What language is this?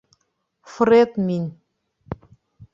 Bashkir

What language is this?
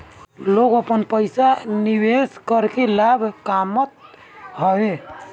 Bhojpuri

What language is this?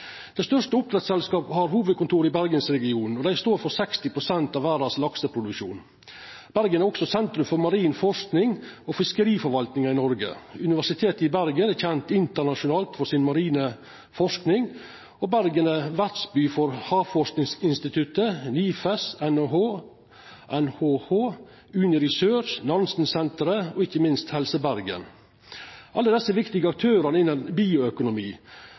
Norwegian Nynorsk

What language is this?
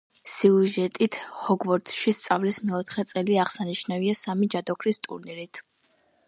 Georgian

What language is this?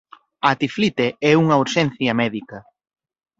Galician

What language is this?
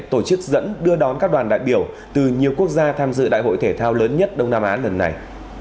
Vietnamese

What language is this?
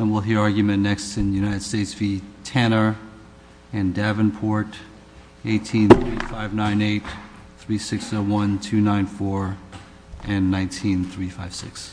English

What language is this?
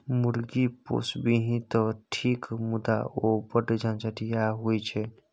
Maithili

